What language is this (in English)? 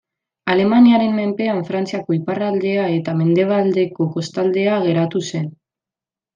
Basque